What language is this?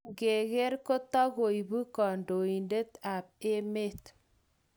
Kalenjin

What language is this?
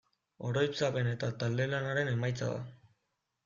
Basque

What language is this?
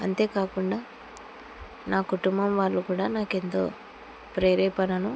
Telugu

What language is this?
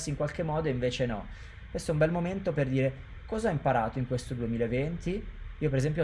Italian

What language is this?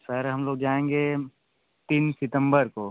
Hindi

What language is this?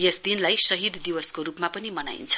Nepali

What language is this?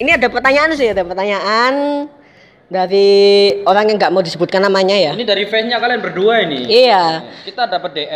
Indonesian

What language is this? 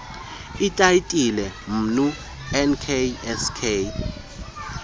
Xhosa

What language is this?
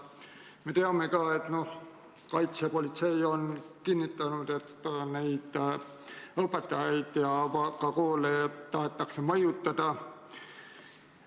Estonian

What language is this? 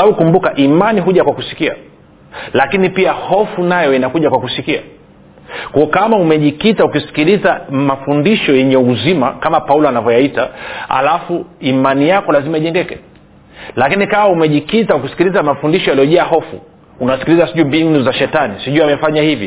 Swahili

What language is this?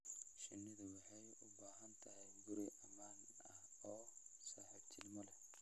Somali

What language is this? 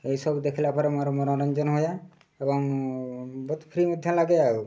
Odia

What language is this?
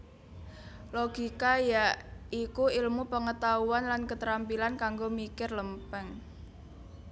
Javanese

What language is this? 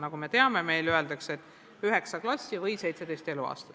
Estonian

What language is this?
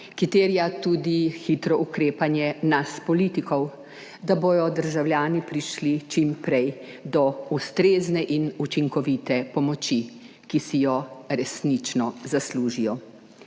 Slovenian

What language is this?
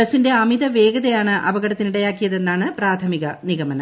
Malayalam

